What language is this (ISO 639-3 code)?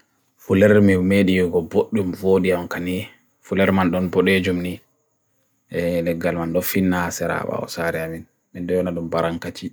fui